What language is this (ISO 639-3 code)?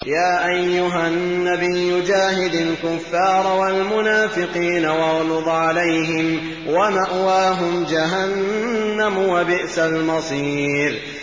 ara